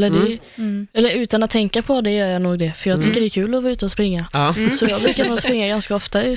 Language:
Swedish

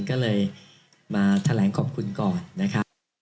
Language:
Thai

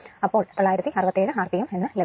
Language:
Malayalam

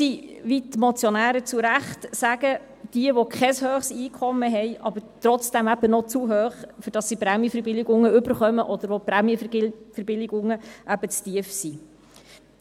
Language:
Swiss German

